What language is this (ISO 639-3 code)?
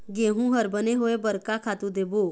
hne